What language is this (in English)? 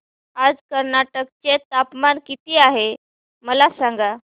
Marathi